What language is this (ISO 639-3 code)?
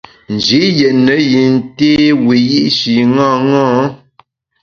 bax